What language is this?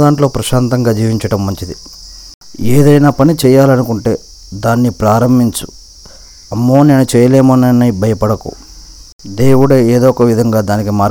Telugu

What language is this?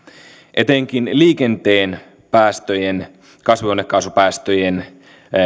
Finnish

